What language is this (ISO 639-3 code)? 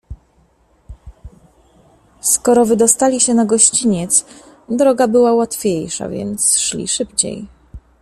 pol